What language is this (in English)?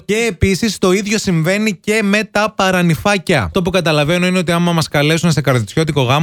Greek